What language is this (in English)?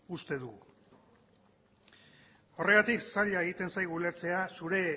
Basque